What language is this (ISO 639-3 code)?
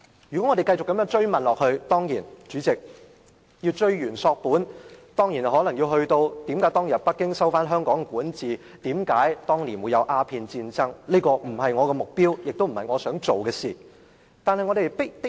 yue